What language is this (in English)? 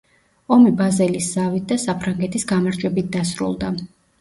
Georgian